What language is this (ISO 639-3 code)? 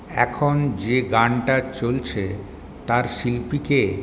ben